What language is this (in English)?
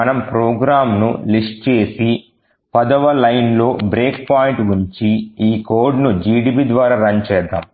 Telugu